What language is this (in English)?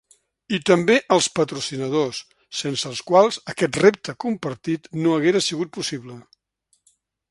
Catalan